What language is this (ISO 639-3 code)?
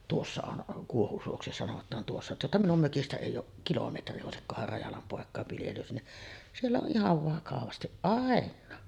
fin